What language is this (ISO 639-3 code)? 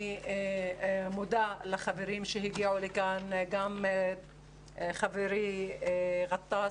heb